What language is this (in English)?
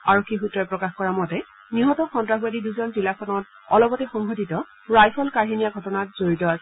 Assamese